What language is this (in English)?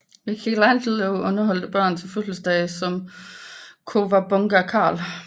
Danish